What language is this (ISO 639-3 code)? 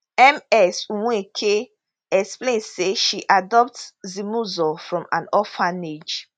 pcm